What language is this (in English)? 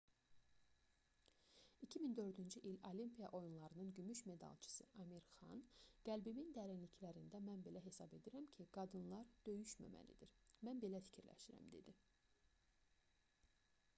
Azerbaijani